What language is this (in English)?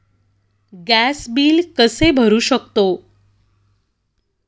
Marathi